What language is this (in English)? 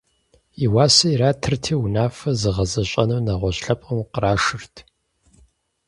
Kabardian